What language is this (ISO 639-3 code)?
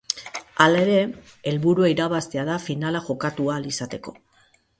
eus